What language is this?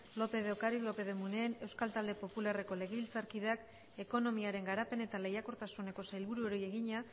Basque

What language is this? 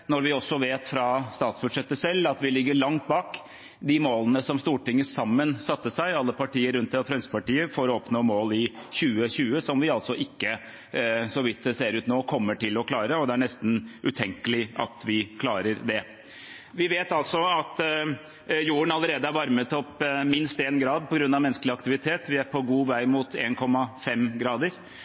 Norwegian Bokmål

